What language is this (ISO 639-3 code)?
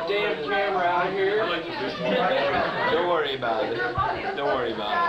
eng